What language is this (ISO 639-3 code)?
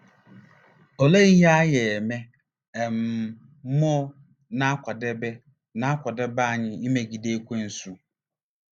ibo